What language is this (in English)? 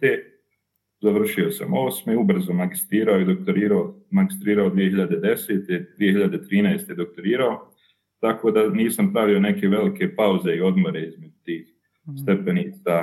Croatian